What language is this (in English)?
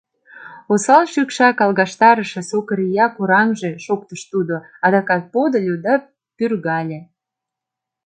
Mari